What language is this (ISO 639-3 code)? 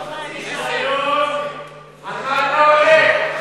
heb